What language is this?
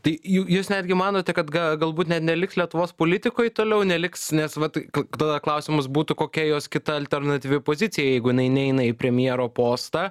Lithuanian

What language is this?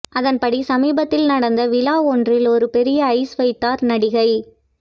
Tamil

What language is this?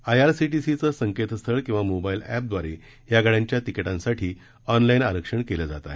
Marathi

